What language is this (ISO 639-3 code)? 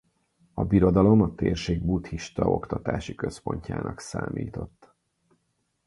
hun